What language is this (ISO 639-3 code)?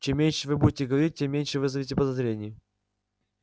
rus